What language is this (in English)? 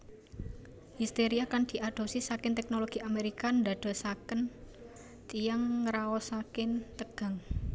Javanese